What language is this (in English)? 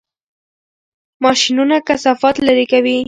Pashto